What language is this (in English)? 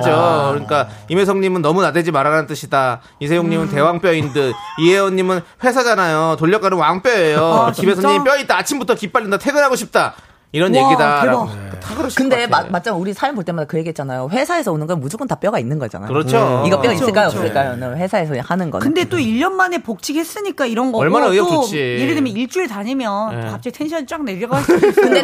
Korean